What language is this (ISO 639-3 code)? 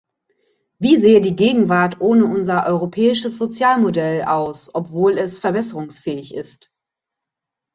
deu